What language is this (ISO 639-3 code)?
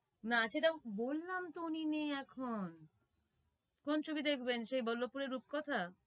ben